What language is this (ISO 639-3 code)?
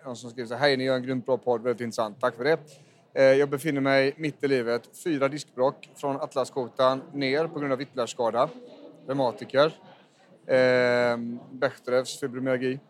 swe